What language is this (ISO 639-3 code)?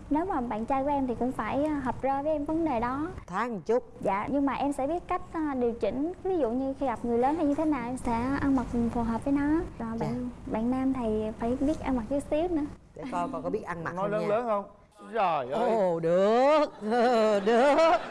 vie